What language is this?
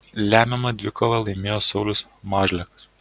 Lithuanian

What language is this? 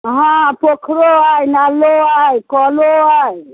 Maithili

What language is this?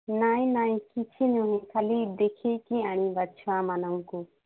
Odia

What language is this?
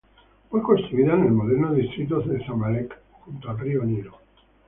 Spanish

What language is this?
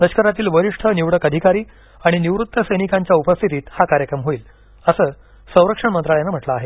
Marathi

